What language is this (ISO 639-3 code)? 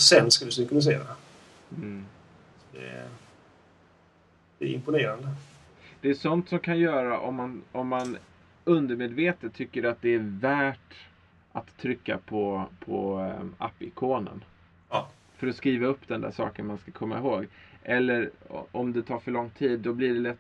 swe